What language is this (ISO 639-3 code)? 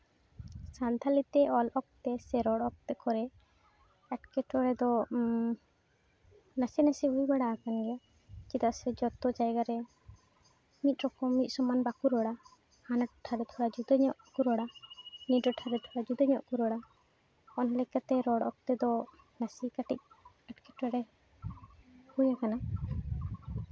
sat